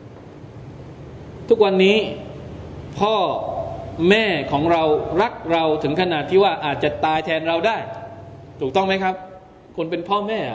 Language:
Thai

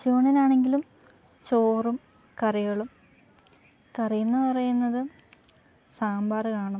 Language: Malayalam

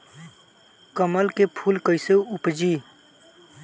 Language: Bhojpuri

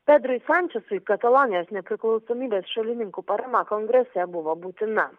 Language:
Lithuanian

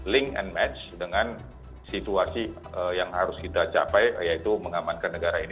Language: Indonesian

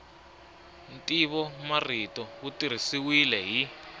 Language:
Tsonga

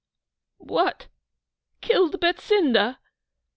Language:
English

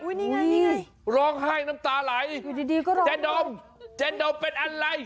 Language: Thai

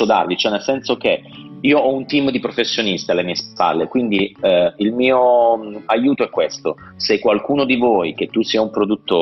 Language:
Italian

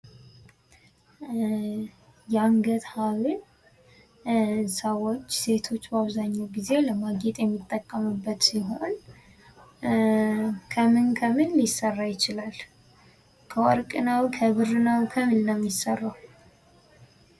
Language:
Amharic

